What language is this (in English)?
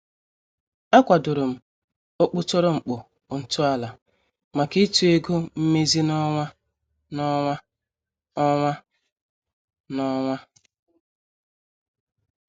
Igbo